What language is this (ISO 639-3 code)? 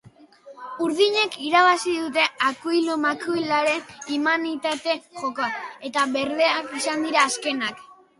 eus